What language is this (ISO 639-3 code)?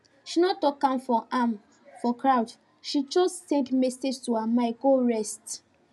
pcm